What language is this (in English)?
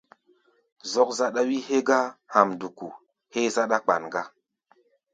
Gbaya